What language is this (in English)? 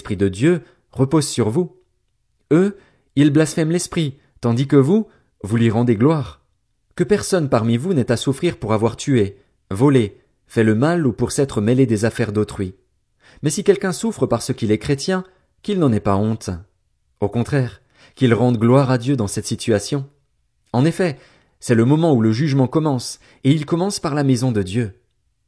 French